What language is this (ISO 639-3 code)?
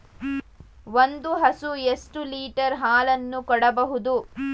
kan